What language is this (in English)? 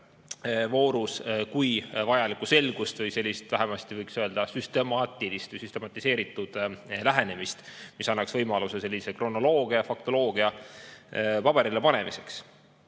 Estonian